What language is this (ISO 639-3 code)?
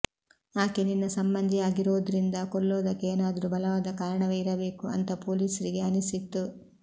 kan